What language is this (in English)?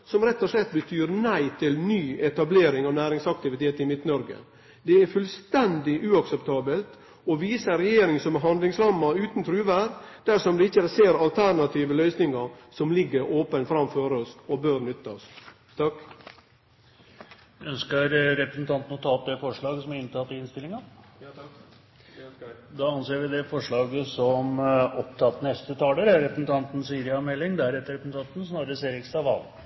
Norwegian